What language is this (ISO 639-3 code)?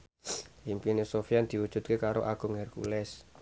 jav